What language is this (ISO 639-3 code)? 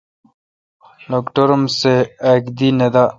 xka